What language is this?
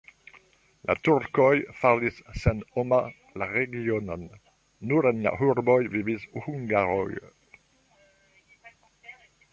Esperanto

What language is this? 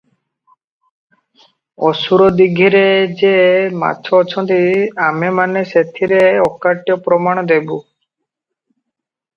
Odia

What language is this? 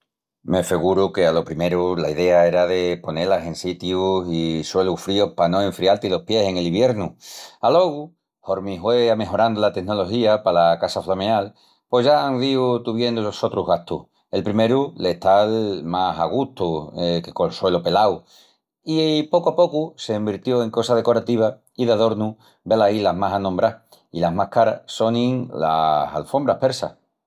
Extremaduran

